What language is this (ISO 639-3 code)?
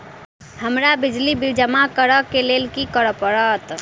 mai